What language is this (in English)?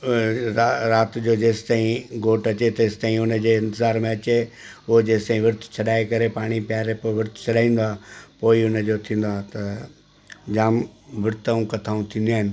Sindhi